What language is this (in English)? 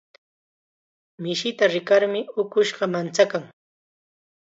Chiquián Ancash Quechua